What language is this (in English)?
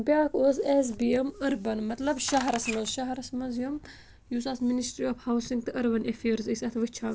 Kashmiri